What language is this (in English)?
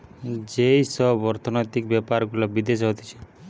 Bangla